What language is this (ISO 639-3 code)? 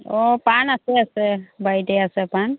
asm